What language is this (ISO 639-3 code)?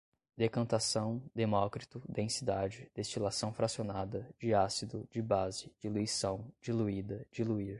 por